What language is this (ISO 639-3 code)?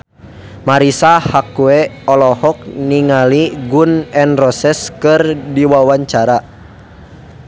sun